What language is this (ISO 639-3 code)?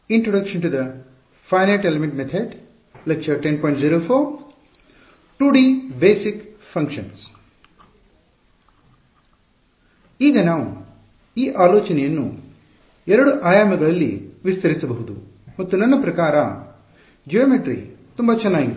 kan